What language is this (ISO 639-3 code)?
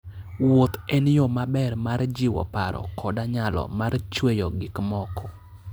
luo